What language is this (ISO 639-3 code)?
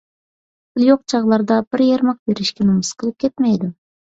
uig